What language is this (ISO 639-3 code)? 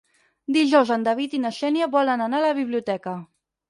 cat